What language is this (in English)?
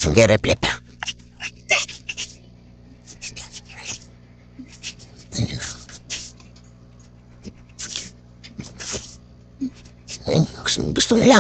Filipino